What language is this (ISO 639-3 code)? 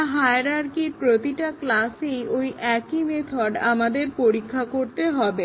ben